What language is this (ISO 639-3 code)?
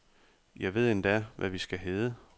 dan